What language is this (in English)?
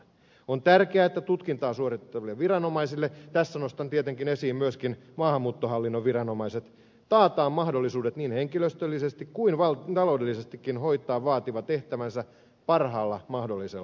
Finnish